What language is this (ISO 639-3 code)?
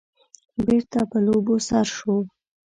pus